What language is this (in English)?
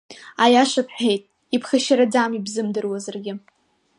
Abkhazian